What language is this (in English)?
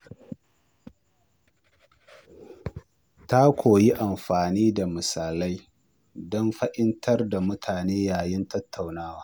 Hausa